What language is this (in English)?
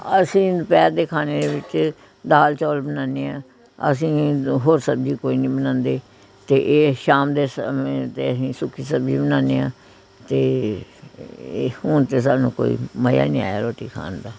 Punjabi